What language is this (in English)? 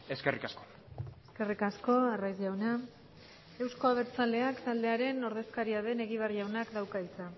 Basque